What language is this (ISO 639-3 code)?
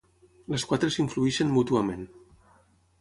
cat